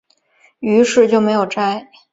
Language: Chinese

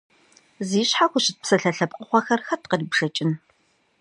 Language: Kabardian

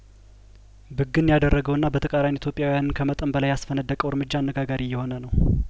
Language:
Amharic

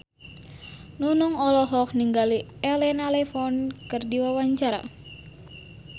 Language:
Sundanese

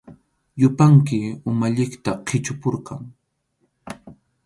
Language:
Arequipa-La Unión Quechua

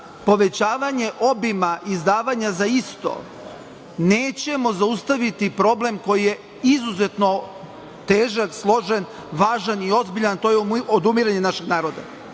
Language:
Serbian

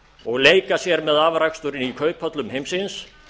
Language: Icelandic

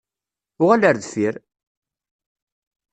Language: Kabyle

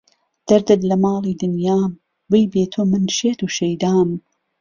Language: Central Kurdish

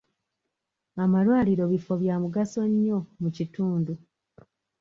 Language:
Ganda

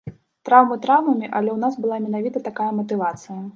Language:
Belarusian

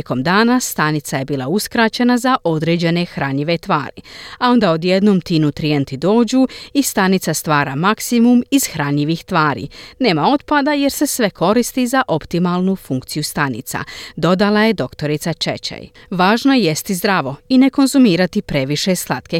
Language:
Croatian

